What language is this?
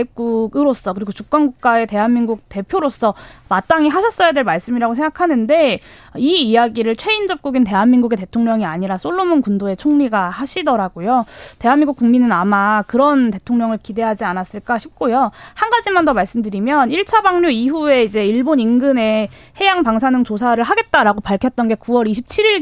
Korean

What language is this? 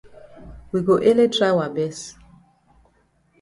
Cameroon Pidgin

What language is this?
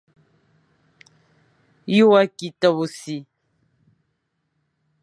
Fang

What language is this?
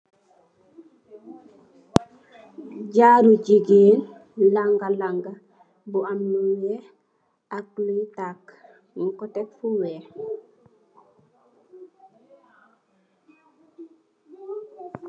Wolof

